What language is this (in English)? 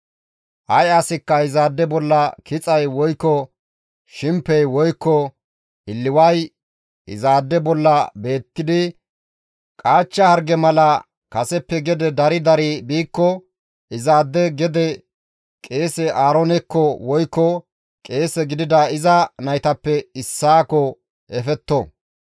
Gamo